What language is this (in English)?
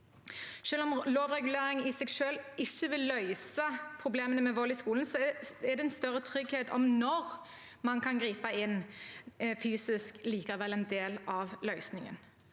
Norwegian